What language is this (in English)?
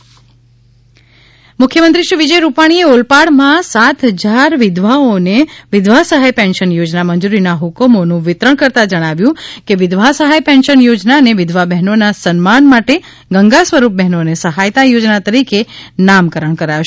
Gujarati